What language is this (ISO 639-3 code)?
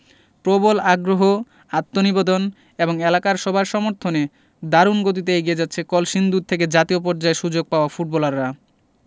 ben